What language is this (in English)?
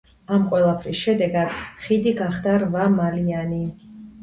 Georgian